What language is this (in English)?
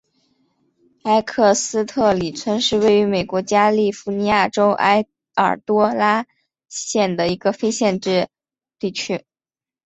Chinese